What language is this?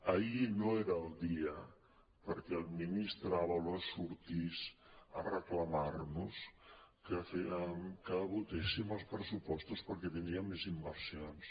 Catalan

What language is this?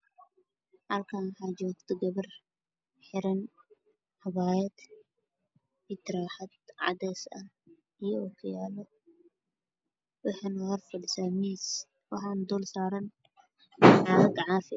Somali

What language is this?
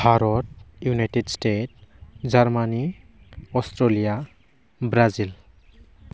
Bodo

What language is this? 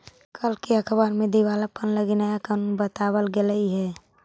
Magahi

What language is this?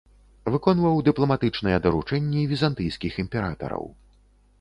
Belarusian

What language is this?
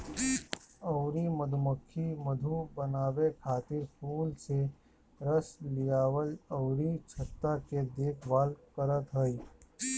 Bhojpuri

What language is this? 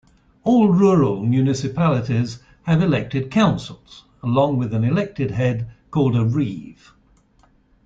English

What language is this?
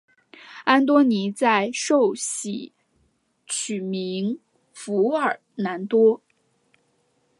Chinese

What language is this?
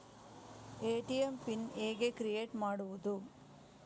Kannada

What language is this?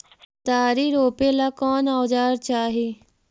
Magahi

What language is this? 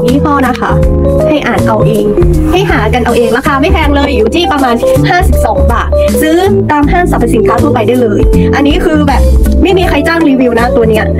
Thai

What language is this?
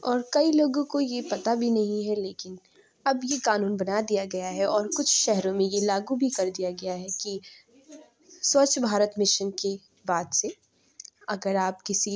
Urdu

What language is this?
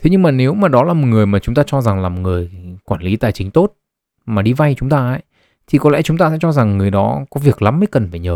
Vietnamese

